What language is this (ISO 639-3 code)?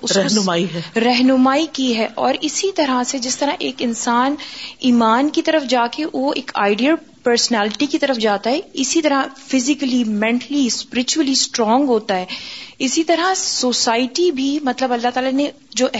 urd